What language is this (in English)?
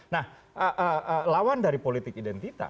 Indonesian